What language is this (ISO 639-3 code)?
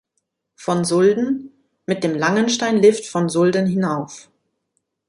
deu